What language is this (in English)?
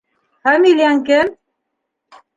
Bashkir